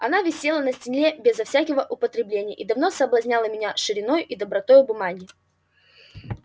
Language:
Russian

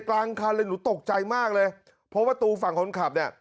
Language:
Thai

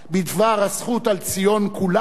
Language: Hebrew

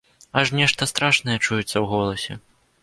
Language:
Belarusian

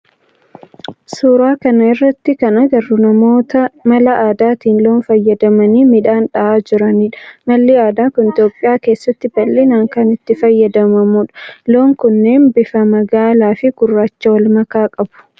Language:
Oromo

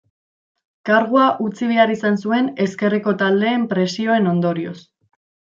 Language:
Basque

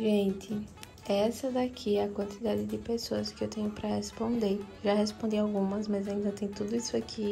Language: Portuguese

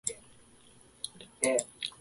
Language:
Japanese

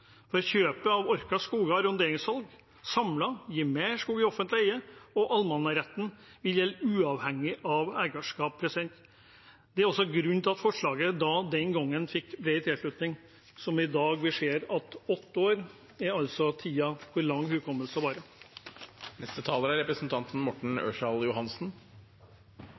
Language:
Norwegian Bokmål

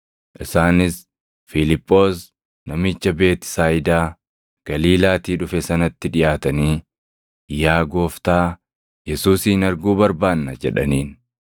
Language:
Oromo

